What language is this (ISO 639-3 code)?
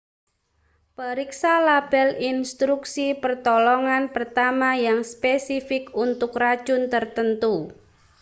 ind